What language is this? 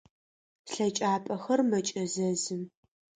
Adyghe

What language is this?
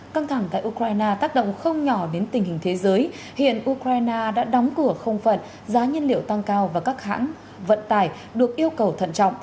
Vietnamese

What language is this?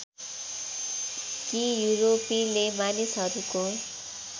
Nepali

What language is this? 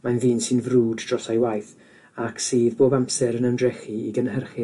Welsh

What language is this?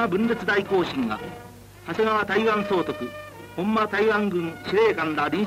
Japanese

